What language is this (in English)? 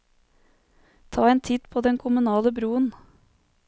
Norwegian